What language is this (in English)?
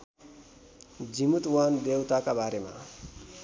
Nepali